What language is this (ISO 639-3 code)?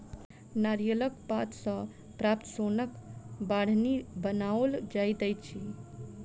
mai